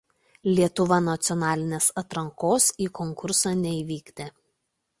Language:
Lithuanian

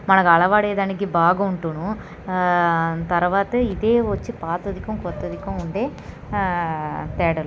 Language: Telugu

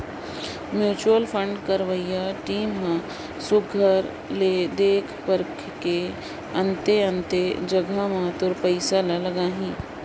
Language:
Chhattisgarhi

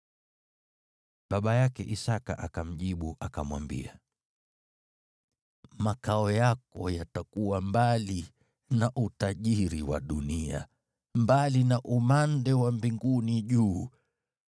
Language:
Swahili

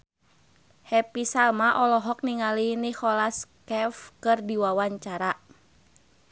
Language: Sundanese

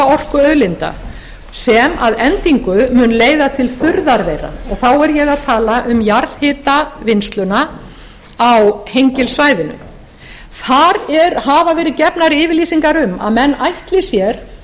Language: Icelandic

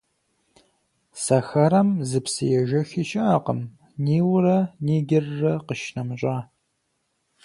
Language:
Kabardian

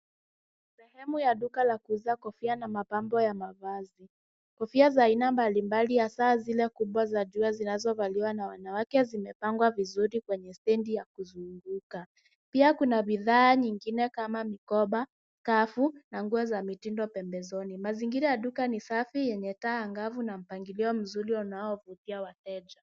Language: Swahili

